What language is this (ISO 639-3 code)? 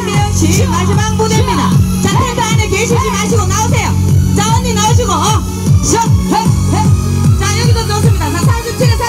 kor